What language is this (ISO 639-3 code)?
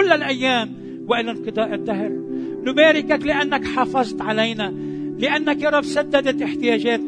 ara